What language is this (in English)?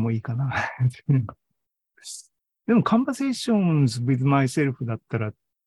Japanese